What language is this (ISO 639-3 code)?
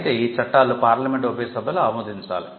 tel